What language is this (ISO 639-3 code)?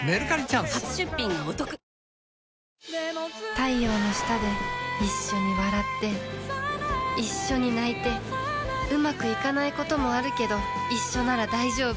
jpn